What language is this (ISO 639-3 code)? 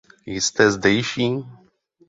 ces